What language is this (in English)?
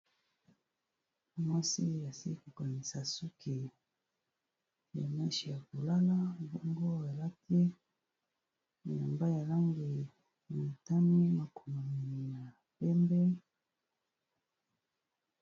Lingala